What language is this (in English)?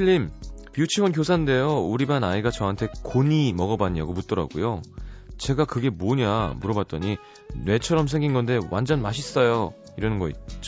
Korean